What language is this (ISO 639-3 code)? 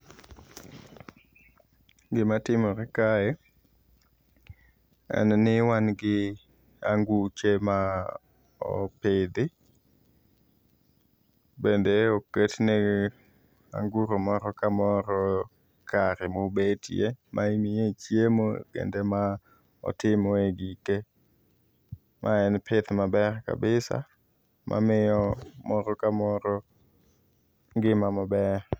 luo